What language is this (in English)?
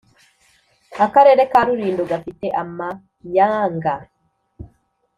Kinyarwanda